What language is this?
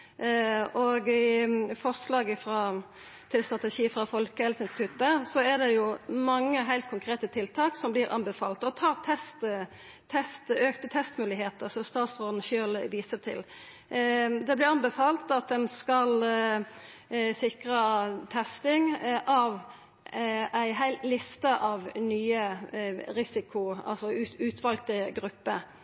Norwegian Nynorsk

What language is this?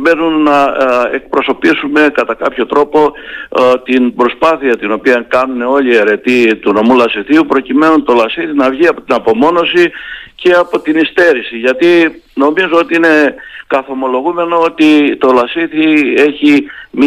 Greek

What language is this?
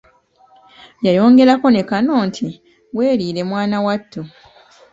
Ganda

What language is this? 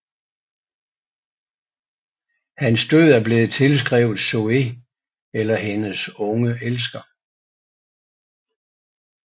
Danish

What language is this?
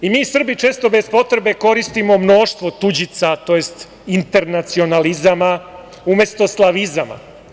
Serbian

